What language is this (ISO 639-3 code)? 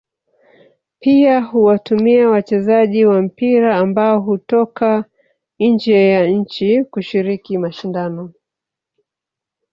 swa